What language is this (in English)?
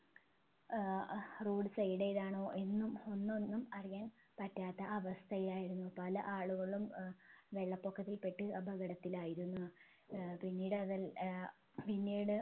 Malayalam